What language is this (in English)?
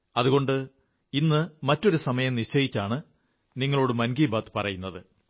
Malayalam